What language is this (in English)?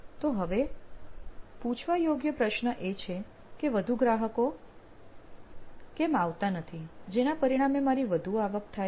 Gujarati